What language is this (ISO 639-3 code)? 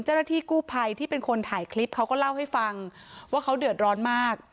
tha